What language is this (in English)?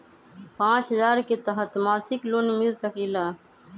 Magahi